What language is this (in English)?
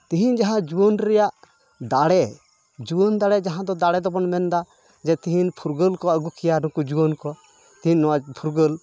Santali